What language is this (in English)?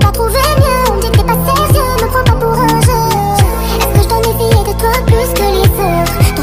Arabic